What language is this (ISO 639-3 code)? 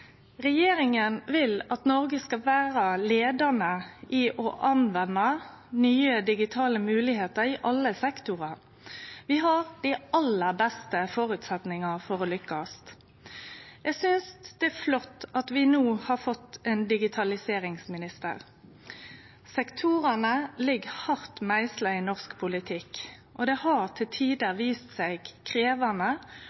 nno